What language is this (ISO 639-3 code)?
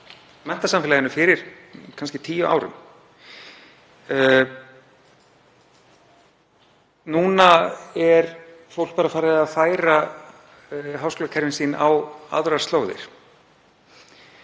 isl